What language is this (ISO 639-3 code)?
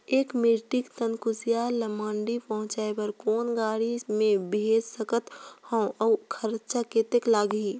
hne